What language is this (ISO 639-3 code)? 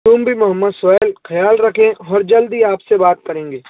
urd